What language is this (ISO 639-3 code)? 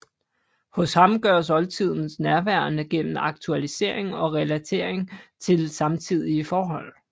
dan